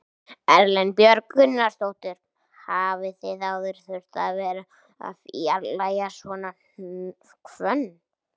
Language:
Icelandic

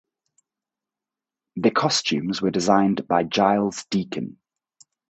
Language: English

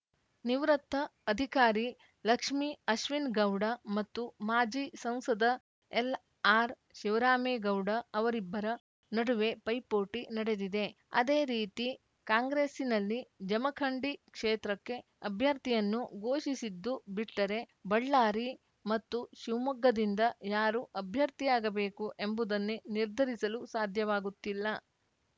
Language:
Kannada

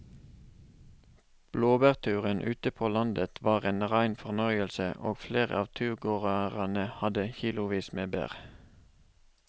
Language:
Norwegian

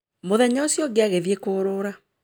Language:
Kikuyu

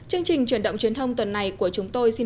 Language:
Vietnamese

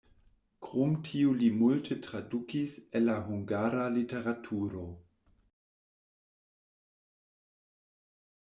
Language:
Esperanto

